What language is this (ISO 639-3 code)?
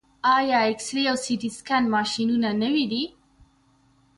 pus